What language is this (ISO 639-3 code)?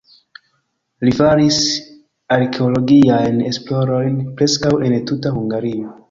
epo